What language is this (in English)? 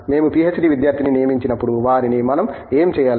Telugu